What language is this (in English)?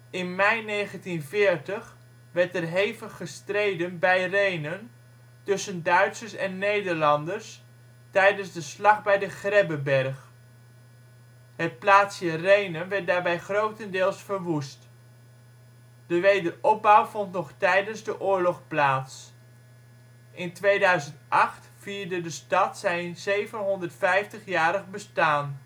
Dutch